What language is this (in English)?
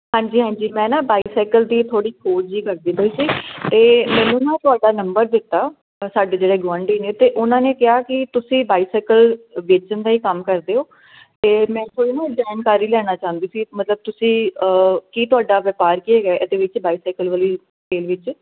Punjabi